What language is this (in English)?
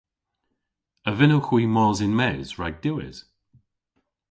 Cornish